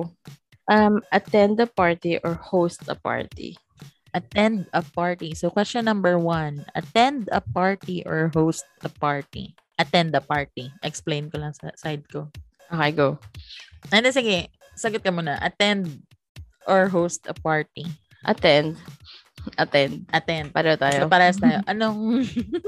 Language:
Filipino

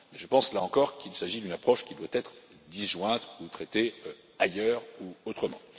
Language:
French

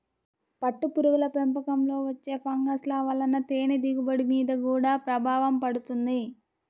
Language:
Telugu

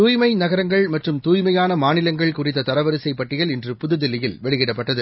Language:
Tamil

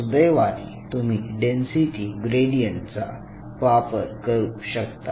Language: Marathi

